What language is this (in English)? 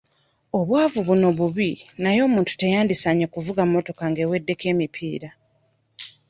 Ganda